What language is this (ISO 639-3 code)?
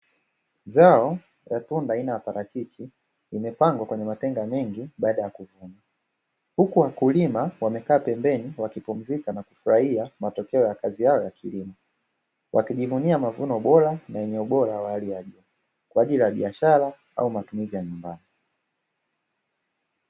swa